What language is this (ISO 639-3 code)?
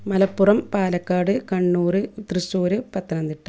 mal